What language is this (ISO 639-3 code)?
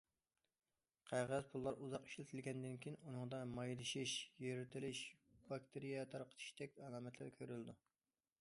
uig